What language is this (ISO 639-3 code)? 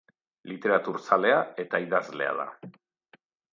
eus